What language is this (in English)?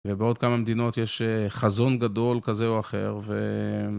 Hebrew